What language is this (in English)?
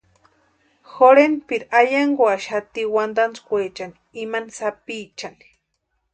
Western Highland Purepecha